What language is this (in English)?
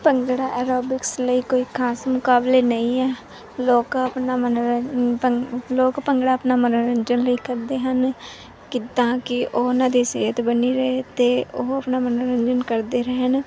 Punjabi